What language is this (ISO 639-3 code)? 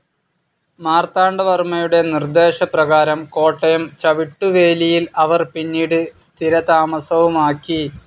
mal